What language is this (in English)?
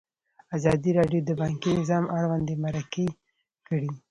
Pashto